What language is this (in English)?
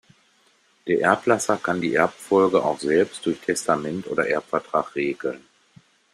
German